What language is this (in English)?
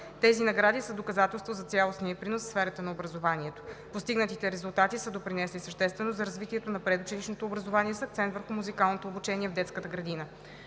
Bulgarian